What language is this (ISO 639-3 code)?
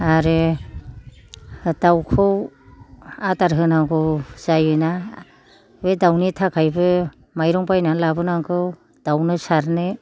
brx